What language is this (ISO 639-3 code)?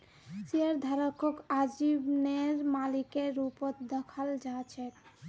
mag